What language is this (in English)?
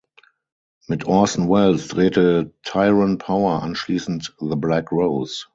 German